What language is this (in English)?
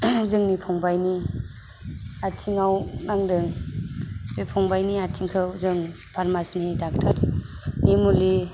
Bodo